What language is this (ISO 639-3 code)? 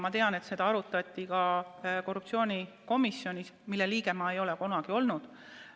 est